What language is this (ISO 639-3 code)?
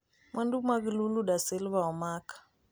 luo